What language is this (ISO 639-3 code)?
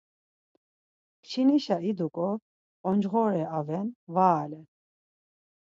lzz